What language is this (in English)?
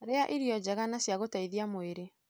Kikuyu